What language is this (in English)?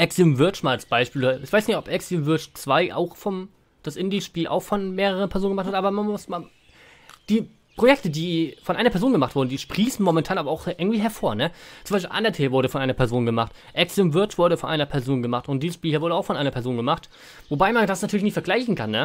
German